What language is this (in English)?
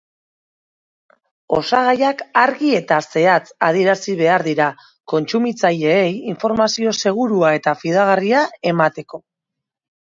Basque